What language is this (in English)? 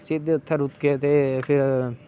Dogri